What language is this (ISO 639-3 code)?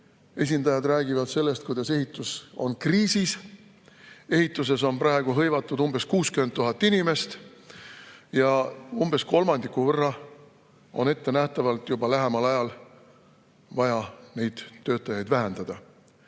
est